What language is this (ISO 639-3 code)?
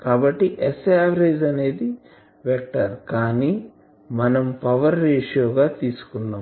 tel